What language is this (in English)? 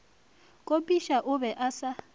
Northern Sotho